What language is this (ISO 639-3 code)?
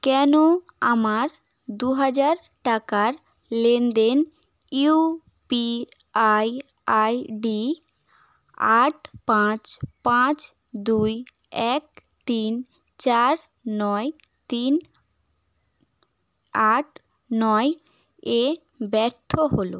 ben